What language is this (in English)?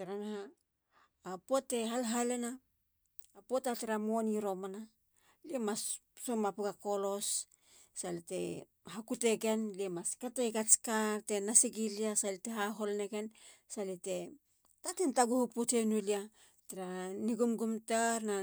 Halia